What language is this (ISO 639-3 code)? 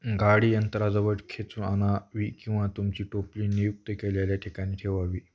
mar